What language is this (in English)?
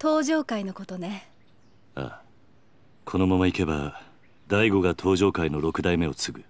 Japanese